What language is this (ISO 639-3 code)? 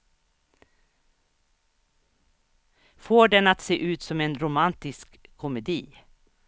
swe